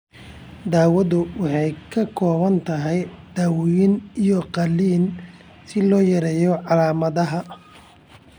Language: Somali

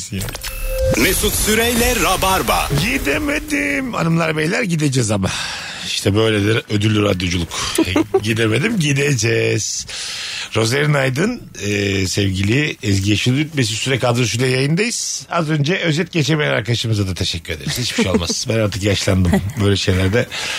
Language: Turkish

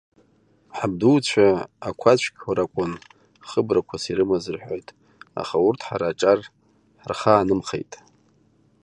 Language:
Abkhazian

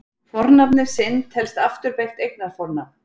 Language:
Icelandic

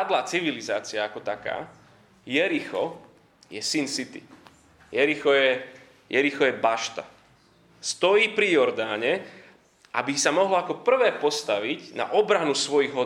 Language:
Slovak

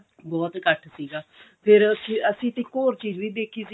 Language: Punjabi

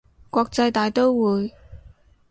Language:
Cantonese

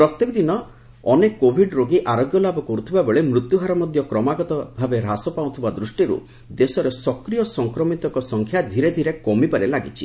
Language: Odia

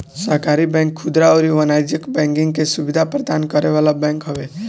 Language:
Bhojpuri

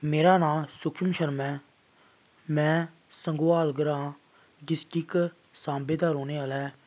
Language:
Dogri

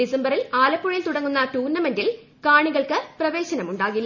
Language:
Malayalam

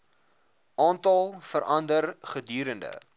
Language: Afrikaans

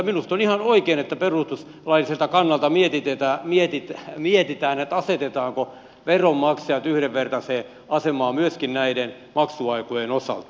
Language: Finnish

